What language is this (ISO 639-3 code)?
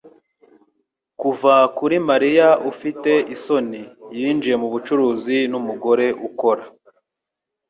kin